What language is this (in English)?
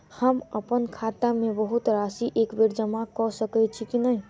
Maithili